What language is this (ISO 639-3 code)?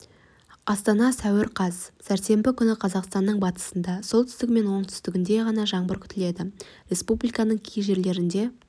kaz